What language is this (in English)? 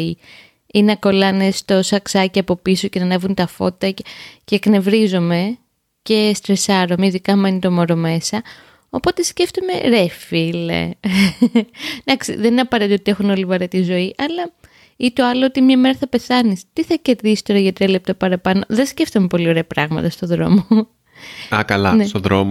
Greek